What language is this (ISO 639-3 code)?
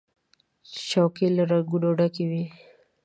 pus